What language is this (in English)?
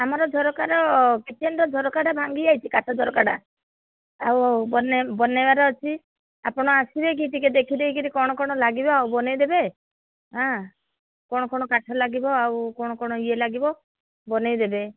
Odia